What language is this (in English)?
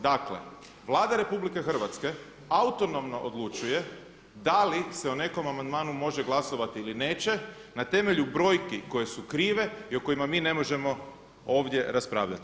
Croatian